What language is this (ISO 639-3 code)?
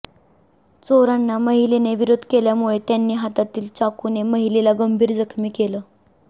mar